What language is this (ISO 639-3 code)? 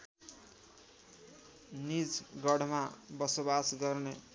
nep